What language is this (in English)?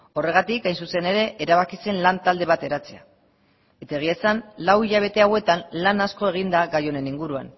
Basque